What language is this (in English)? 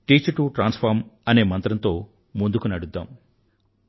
Telugu